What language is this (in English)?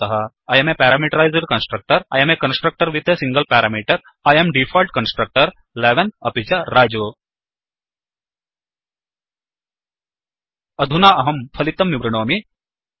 Sanskrit